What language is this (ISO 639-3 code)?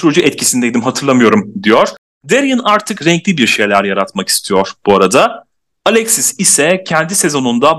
tur